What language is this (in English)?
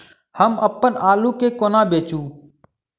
Maithili